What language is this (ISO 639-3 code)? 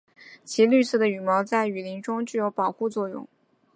zho